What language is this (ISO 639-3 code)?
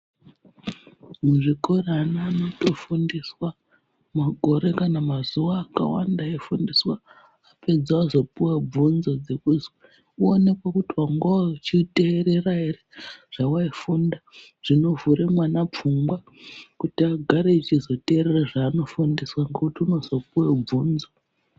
ndc